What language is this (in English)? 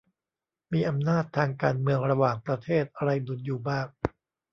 Thai